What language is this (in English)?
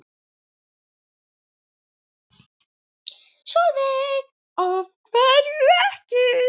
Icelandic